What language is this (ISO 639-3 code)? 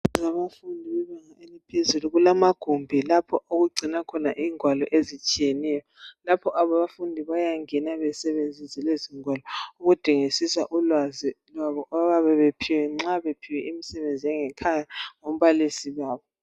nde